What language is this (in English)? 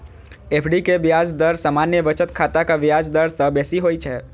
Maithili